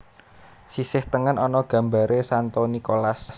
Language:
Javanese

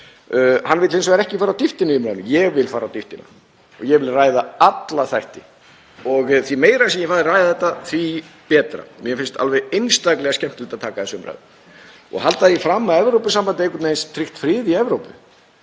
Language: Icelandic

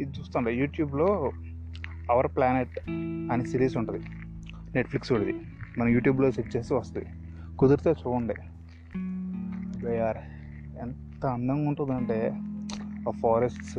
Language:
Telugu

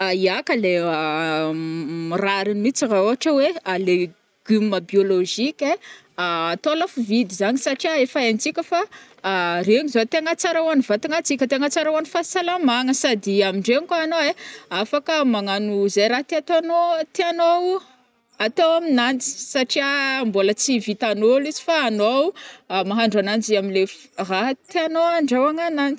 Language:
Northern Betsimisaraka Malagasy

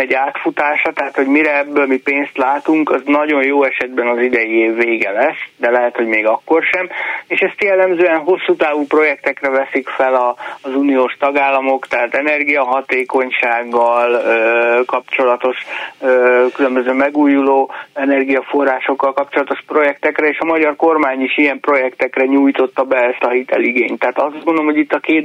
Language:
Hungarian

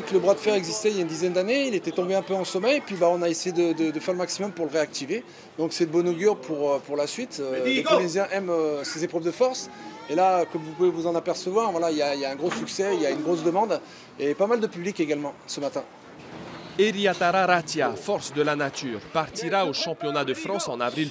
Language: French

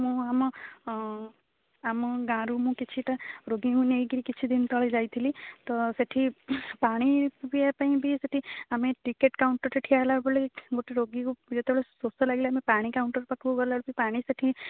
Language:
Odia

